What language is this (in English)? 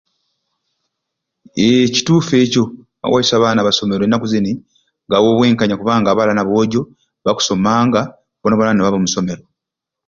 Ruuli